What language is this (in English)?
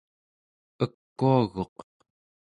Central Yupik